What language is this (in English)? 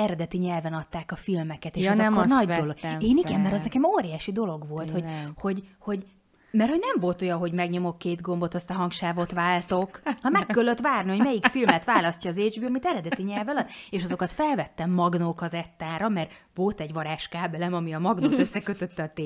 Hungarian